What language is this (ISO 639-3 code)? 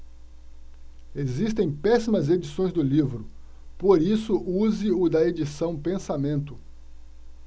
por